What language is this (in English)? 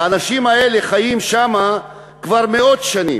Hebrew